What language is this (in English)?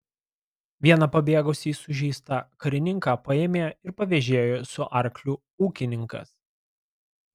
Lithuanian